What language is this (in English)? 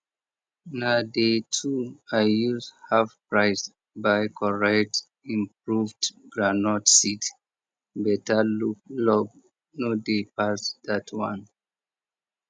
Nigerian Pidgin